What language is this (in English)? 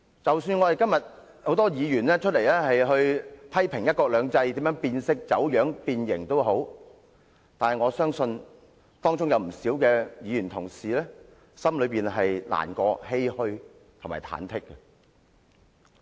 Cantonese